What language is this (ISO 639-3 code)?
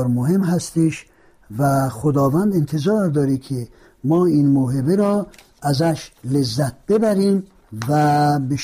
fas